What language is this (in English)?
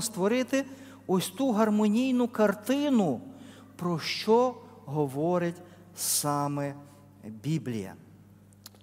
Ukrainian